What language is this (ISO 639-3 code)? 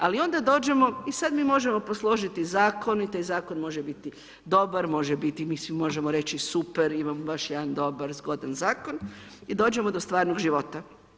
hrv